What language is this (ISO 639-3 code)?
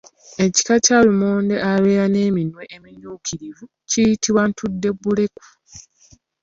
lug